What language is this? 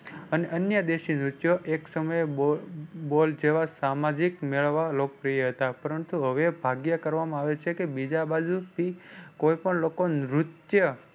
Gujarati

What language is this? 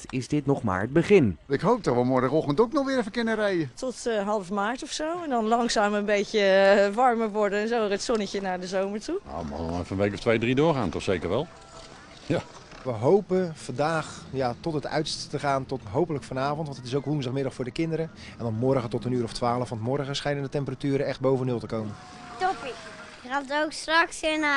Dutch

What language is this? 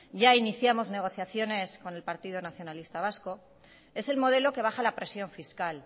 Spanish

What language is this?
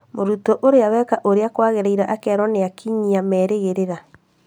Kikuyu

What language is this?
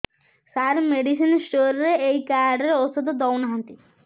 Odia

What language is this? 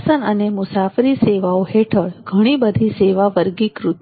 Gujarati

